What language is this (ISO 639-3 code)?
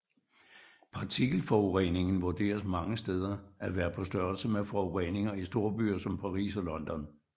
dan